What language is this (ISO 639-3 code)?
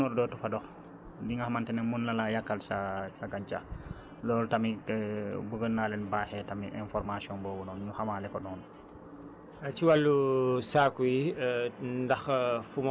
wol